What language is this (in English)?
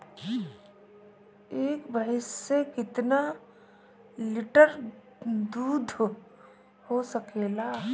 Bhojpuri